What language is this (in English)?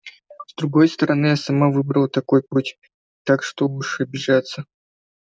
Russian